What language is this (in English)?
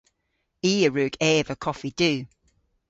Cornish